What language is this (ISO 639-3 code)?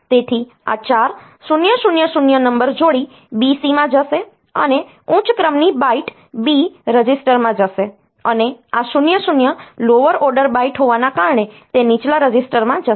guj